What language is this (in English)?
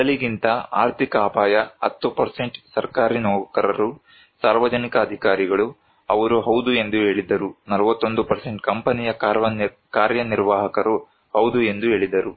Kannada